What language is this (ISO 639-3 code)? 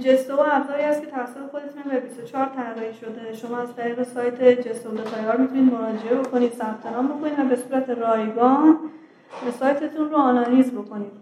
fas